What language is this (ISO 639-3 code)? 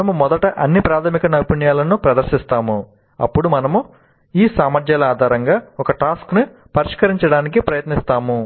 tel